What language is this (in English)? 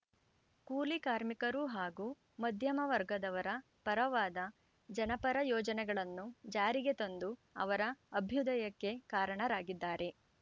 Kannada